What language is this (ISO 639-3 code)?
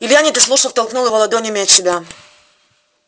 rus